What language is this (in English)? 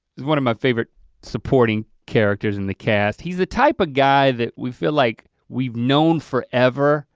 English